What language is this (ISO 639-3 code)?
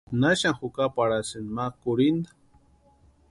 pua